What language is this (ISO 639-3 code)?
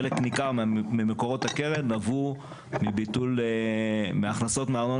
heb